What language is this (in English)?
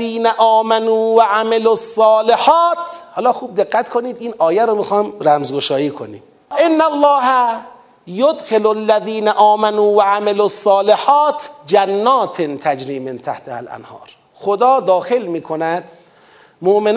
Persian